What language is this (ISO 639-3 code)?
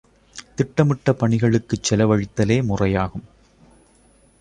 tam